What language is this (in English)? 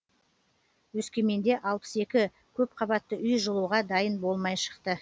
Kazakh